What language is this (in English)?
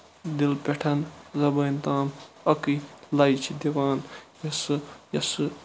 Kashmiri